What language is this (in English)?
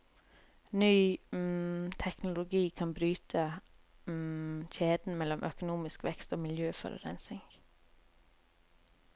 Norwegian